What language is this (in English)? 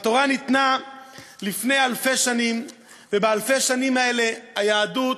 Hebrew